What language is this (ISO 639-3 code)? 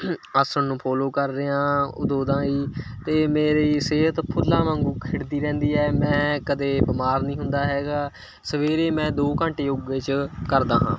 pan